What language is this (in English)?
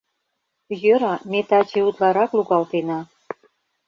Mari